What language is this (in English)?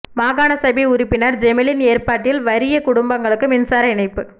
Tamil